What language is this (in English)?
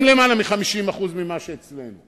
Hebrew